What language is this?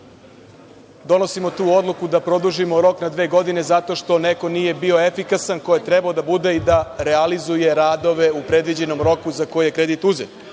Serbian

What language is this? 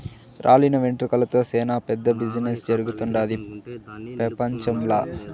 Telugu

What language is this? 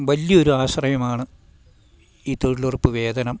Malayalam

